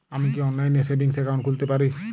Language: Bangla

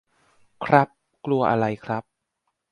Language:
Thai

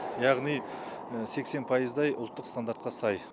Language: Kazakh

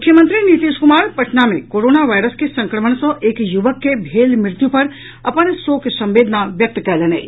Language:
Maithili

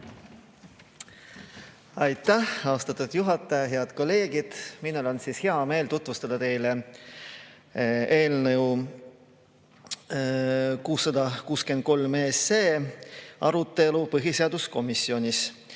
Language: Estonian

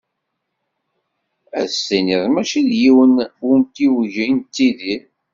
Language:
Kabyle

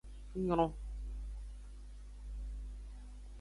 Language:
Aja (Benin)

